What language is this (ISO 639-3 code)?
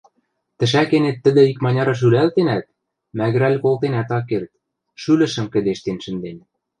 mrj